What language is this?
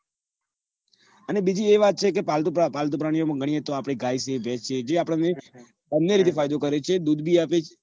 Gujarati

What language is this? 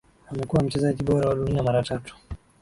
Swahili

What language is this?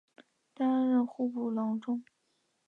Chinese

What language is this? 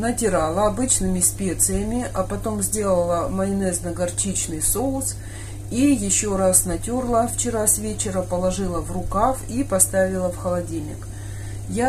Russian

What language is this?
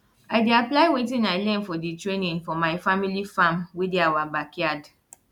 Nigerian Pidgin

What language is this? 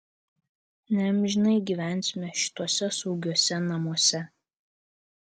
Lithuanian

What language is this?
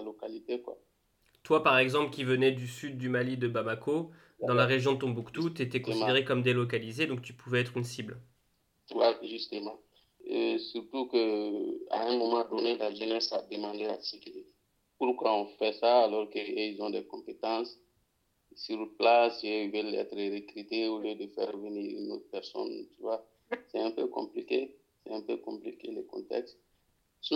French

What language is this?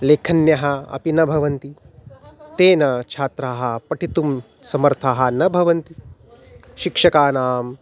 Sanskrit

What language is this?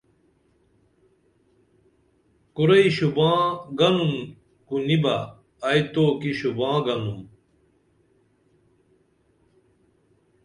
Dameli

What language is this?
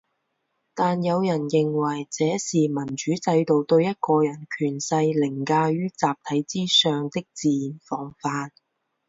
Chinese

